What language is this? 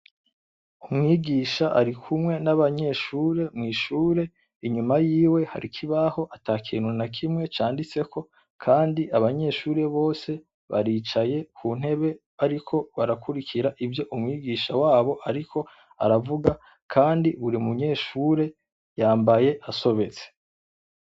Rundi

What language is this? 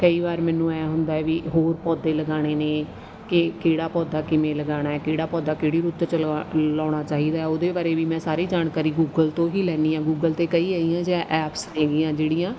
Punjabi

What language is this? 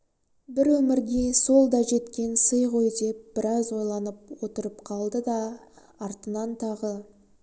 Kazakh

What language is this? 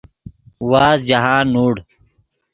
Yidgha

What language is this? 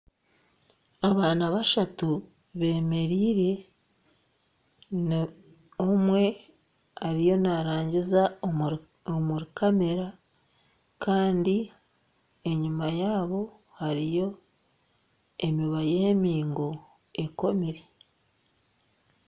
Nyankole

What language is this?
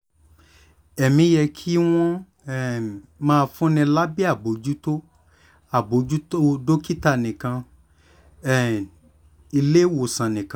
Yoruba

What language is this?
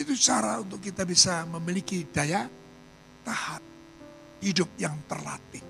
Indonesian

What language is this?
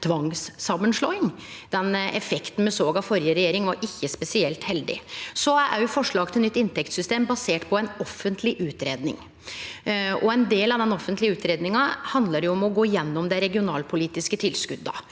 Norwegian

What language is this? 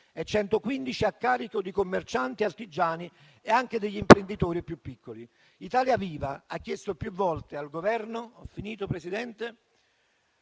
Italian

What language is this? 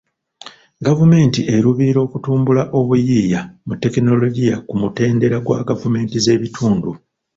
Ganda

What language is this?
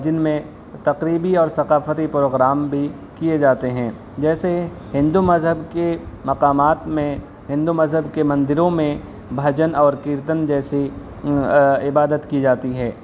Urdu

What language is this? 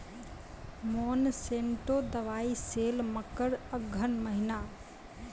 Maithili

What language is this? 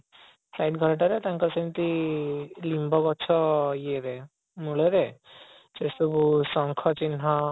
Odia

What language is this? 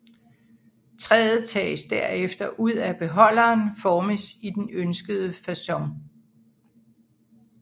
Danish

